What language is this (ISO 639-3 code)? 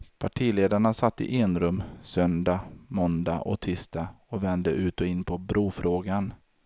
swe